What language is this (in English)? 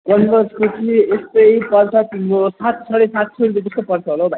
Nepali